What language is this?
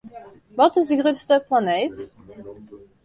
Western Frisian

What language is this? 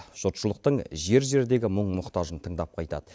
Kazakh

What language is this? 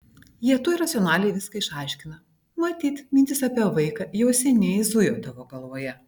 Lithuanian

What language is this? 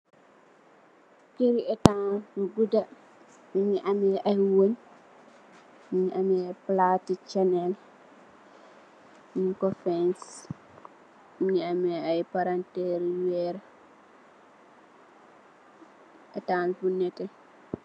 Wolof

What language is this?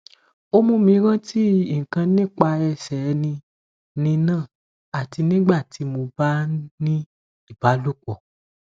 Yoruba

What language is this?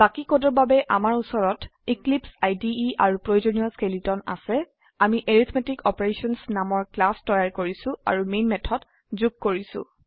Assamese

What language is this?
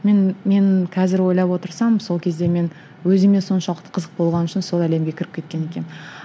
Kazakh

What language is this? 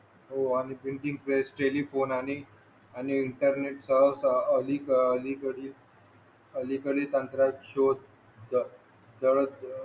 Marathi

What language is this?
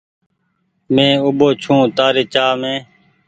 Goaria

